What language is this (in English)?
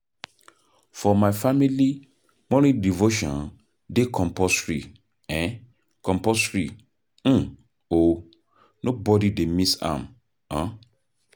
Nigerian Pidgin